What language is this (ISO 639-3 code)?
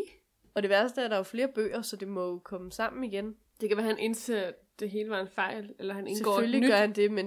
dan